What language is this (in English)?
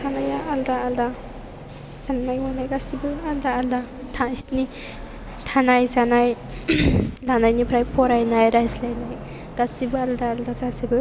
Bodo